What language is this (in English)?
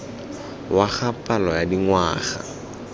Tswana